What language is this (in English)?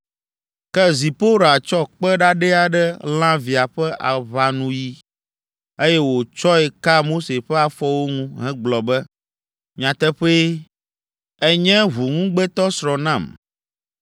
Ewe